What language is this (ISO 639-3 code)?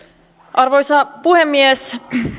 fin